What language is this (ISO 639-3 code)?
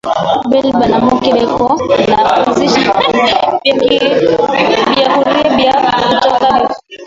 swa